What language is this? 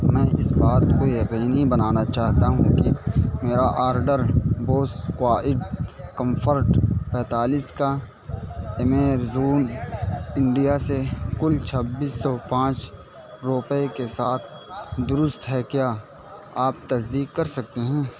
Urdu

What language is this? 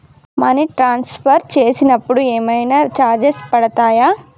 Telugu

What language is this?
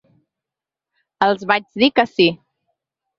Catalan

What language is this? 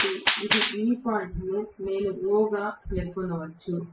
Telugu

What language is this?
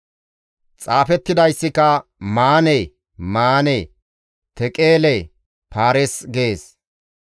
Gamo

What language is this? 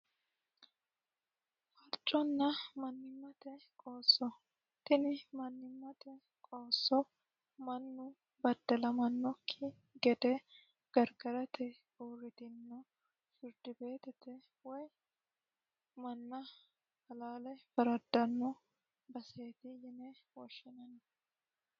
Sidamo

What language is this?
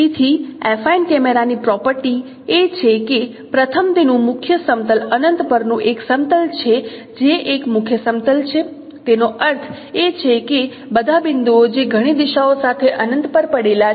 Gujarati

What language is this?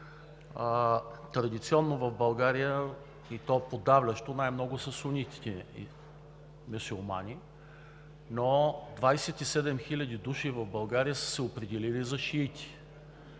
Bulgarian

